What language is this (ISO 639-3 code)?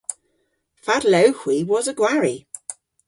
cor